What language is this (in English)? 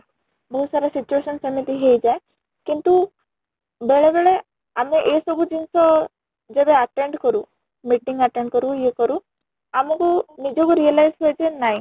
Odia